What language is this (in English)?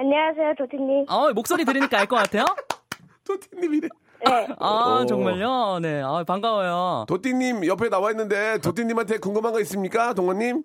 Korean